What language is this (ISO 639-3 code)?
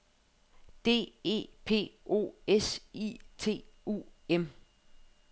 dan